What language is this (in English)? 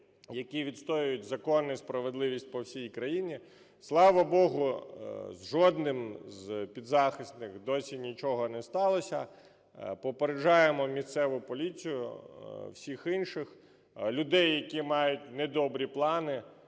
Ukrainian